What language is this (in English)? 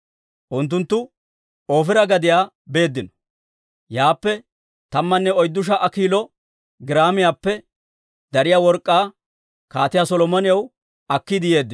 Dawro